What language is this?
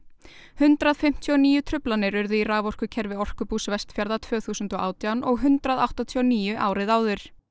Icelandic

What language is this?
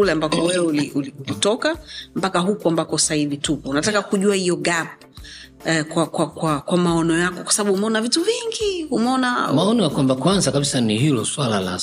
Swahili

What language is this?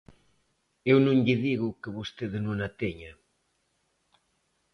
Galician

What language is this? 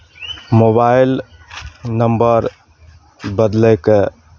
Maithili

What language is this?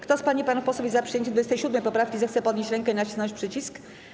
Polish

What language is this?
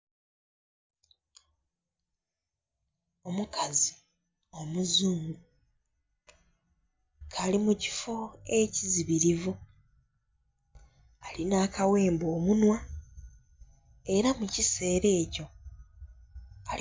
Soga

